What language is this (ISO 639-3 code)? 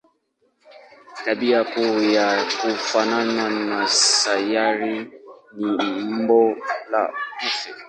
swa